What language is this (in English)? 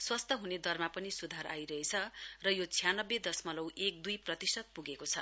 Nepali